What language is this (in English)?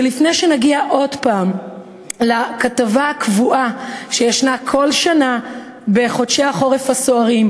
Hebrew